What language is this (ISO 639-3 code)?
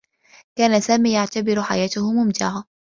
ara